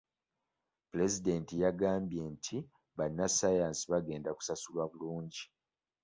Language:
Ganda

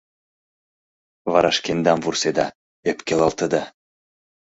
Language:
Mari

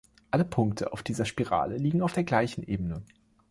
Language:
German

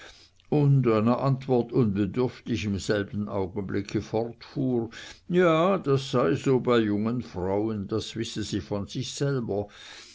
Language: German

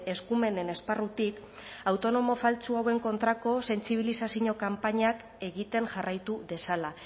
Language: Basque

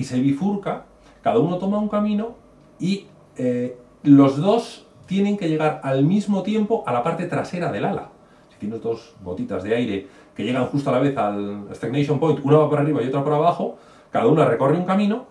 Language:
Spanish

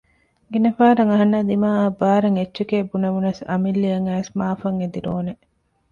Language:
Divehi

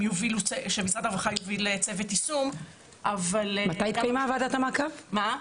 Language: Hebrew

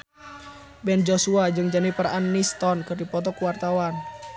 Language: Sundanese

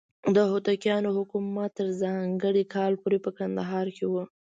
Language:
Pashto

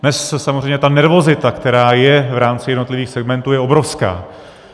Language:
Czech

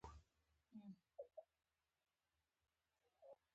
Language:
Pashto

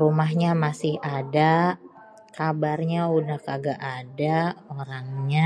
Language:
Betawi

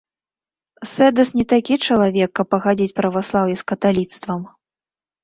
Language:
Belarusian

